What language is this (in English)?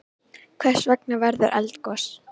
Icelandic